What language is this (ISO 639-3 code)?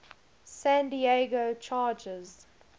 eng